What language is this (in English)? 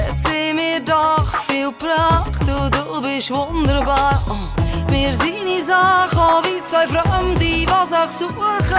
Romanian